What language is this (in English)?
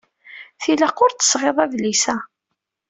Kabyle